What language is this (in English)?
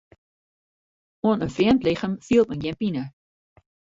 Western Frisian